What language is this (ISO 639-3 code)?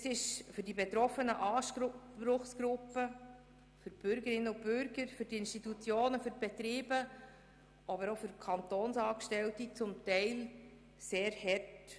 gsw